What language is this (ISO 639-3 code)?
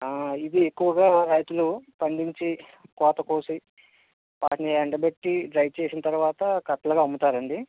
tel